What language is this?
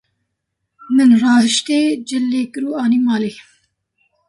Kurdish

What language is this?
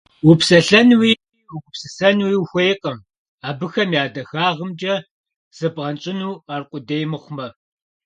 Kabardian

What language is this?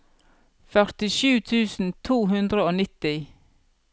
Norwegian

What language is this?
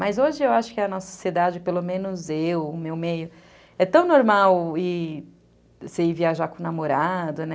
Portuguese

